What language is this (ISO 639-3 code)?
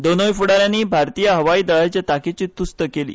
kok